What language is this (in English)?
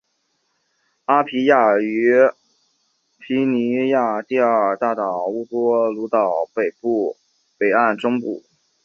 Chinese